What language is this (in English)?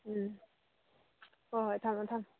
Manipuri